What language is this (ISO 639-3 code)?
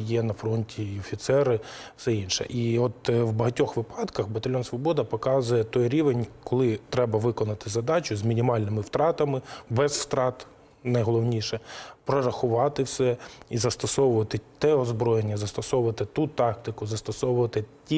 ukr